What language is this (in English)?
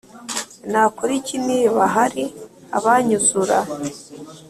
Kinyarwanda